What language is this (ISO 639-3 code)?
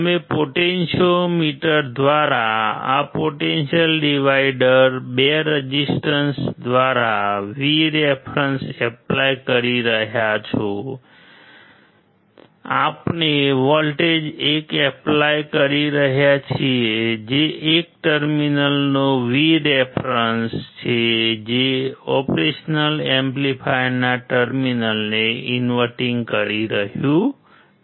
guj